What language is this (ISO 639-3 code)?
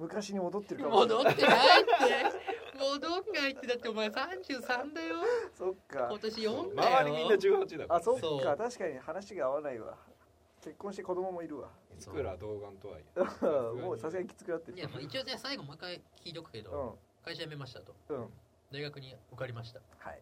jpn